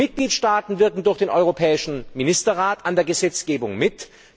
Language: German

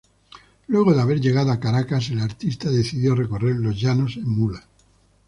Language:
Spanish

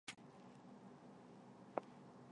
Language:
Chinese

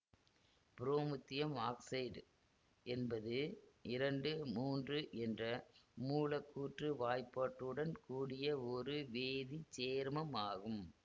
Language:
Tamil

